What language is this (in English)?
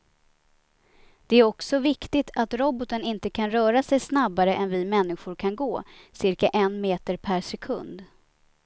Swedish